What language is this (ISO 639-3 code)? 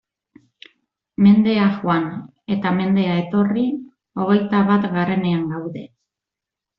eus